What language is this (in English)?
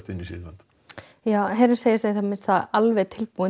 Icelandic